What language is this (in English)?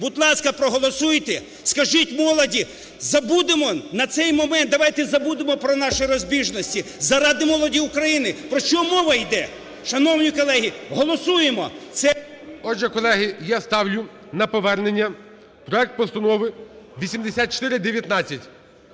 Ukrainian